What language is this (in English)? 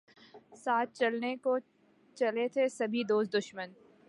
Urdu